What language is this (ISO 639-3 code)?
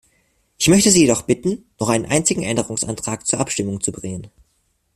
deu